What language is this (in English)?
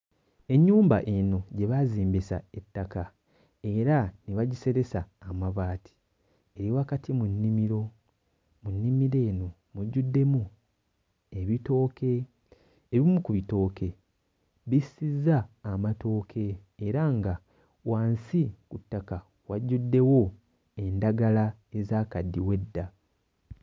Ganda